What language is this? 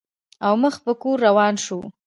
Pashto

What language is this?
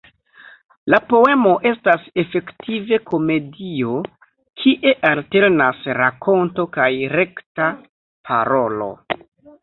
Esperanto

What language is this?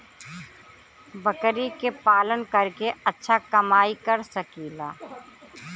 Bhojpuri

